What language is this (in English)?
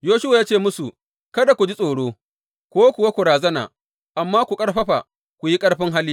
Hausa